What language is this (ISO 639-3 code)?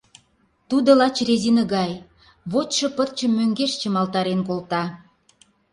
chm